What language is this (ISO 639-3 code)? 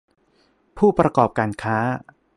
tha